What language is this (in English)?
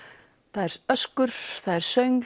Icelandic